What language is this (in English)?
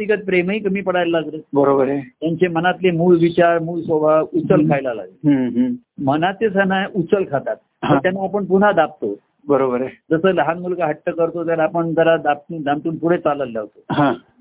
Marathi